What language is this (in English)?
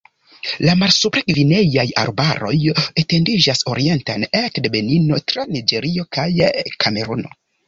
Esperanto